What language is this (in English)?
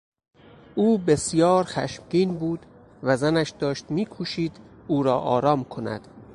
Persian